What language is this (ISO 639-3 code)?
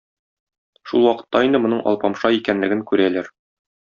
tat